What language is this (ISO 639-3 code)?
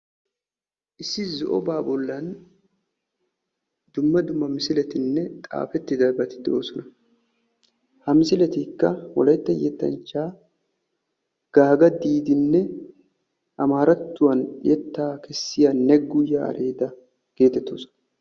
wal